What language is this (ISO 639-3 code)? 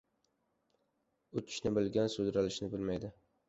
uzb